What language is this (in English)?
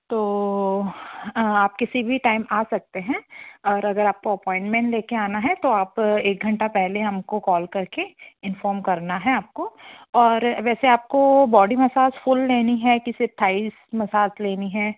Hindi